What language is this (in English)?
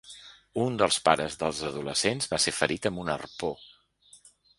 Catalan